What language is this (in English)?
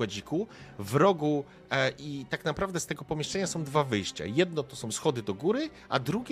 Polish